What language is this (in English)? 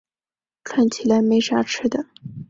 Chinese